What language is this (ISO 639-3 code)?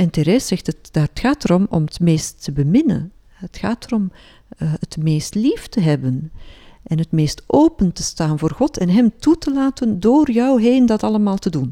nld